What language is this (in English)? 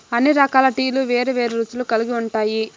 Telugu